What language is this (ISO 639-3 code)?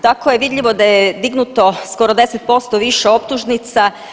hrv